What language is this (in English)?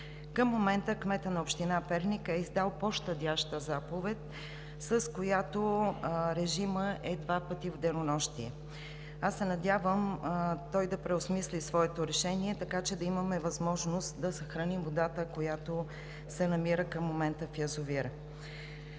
Bulgarian